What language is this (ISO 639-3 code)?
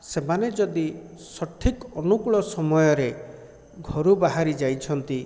ori